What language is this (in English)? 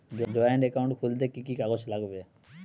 Bangla